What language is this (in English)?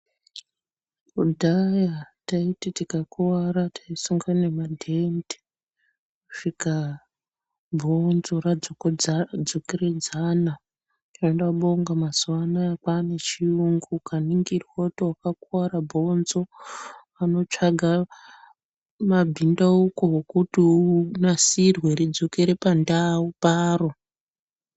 Ndau